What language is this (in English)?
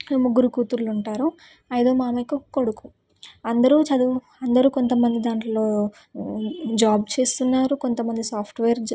Telugu